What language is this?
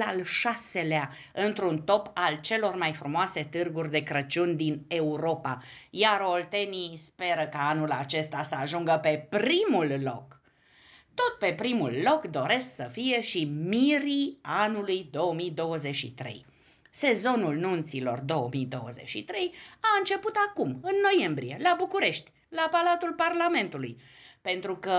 Romanian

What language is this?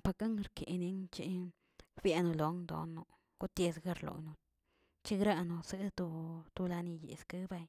Tilquiapan Zapotec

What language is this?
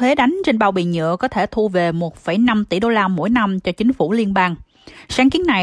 Vietnamese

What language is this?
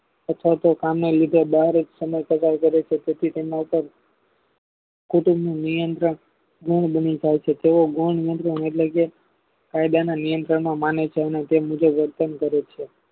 Gujarati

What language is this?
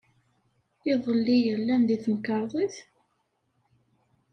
Kabyle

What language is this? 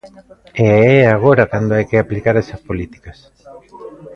Galician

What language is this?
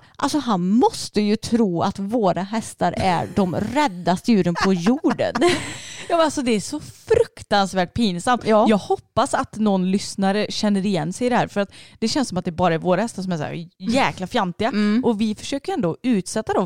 Swedish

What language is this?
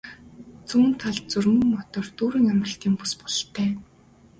Mongolian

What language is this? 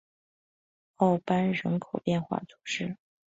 Chinese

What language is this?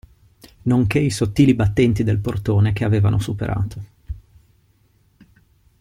Italian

